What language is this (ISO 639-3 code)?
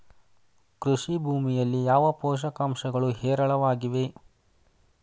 kan